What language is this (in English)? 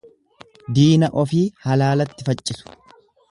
Oromo